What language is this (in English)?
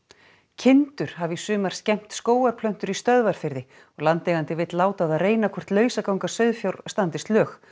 Icelandic